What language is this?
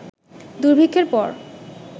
Bangla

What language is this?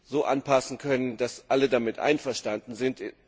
German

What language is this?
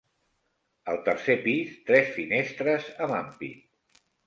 Catalan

